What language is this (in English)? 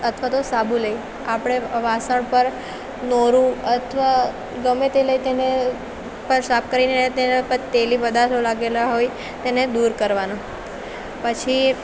Gujarati